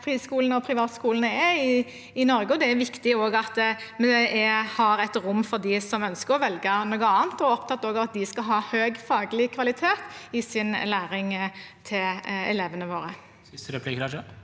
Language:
Norwegian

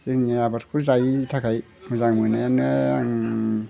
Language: Bodo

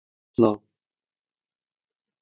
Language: Central Kurdish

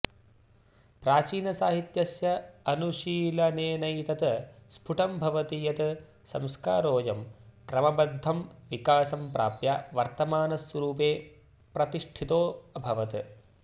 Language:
Sanskrit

